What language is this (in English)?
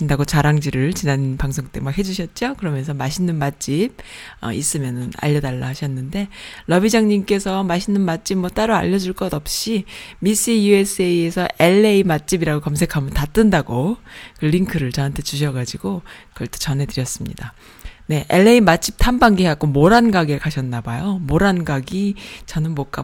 Korean